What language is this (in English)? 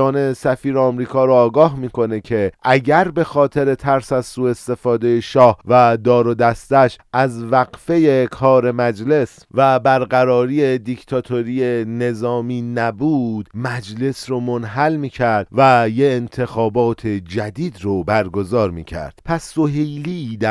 Persian